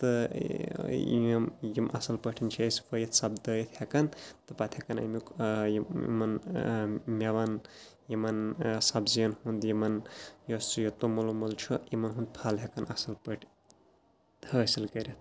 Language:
Kashmiri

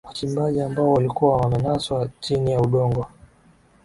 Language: Swahili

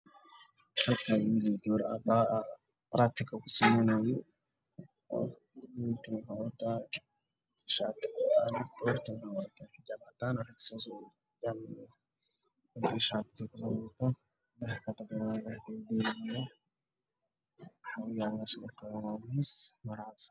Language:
Somali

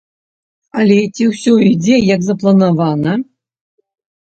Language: Belarusian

